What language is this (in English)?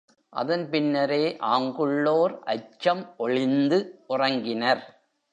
Tamil